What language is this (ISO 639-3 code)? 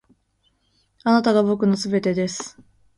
jpn